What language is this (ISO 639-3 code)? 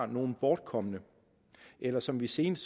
dan